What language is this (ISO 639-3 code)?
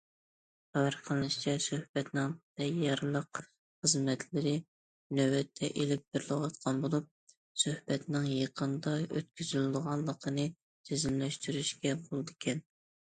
uig